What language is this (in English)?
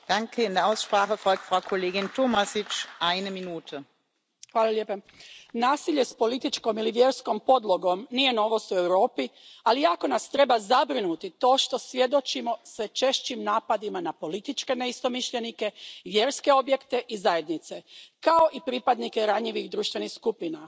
Croatian